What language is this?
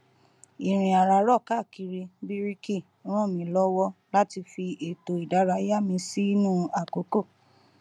Yoruba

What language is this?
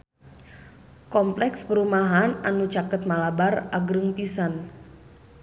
Sundanese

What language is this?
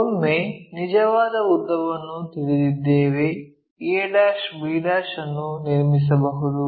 Kannada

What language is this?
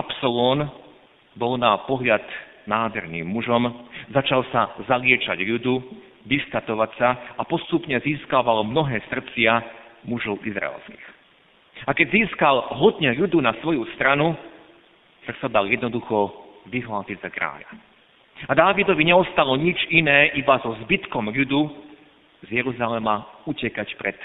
Slovak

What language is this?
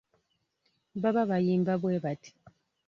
Ganda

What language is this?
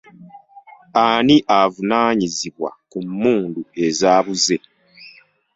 Ganda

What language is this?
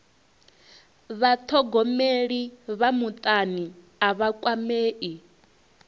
Venda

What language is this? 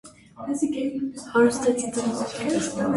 Armenian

